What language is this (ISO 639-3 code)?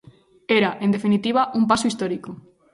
glg